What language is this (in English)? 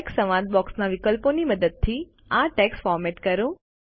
Gujarati